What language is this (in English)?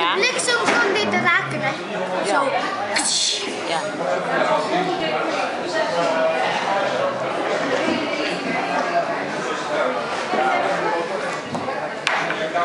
Dutch